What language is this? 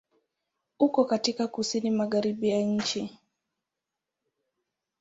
Swahili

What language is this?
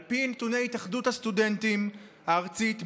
Hebrew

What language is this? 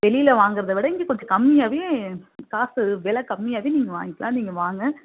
Tamil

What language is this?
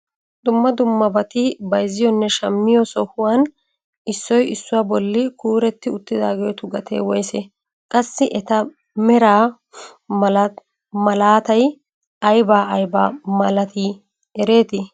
Wolaytta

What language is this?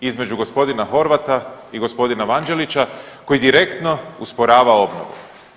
Croatian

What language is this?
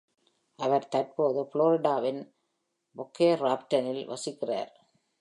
Tamil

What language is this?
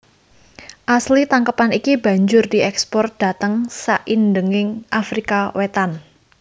Javanese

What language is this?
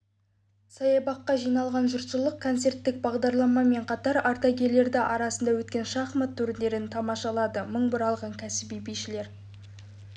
Kazakh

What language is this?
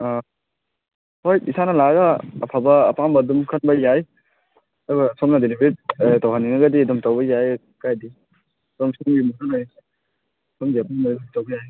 Manipuri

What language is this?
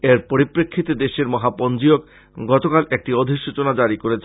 Bangla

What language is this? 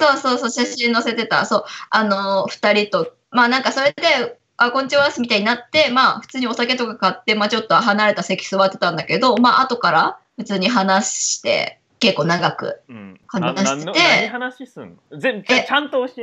Japanese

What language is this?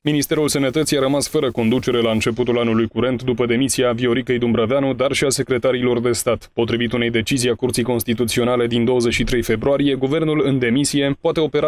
Romanian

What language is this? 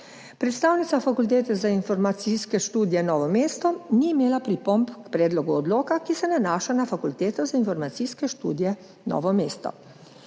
Slovenian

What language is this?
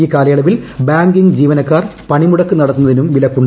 Malayalam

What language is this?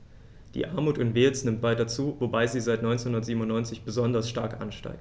German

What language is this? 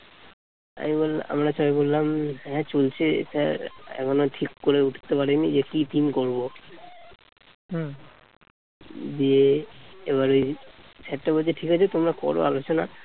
Bangla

